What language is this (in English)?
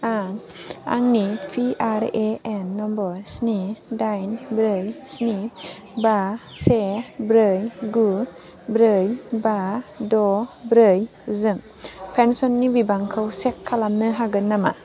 Bodo